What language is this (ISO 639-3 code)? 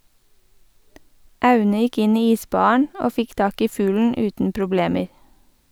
nor